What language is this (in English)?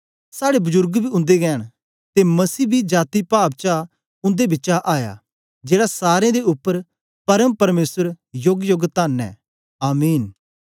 Dogri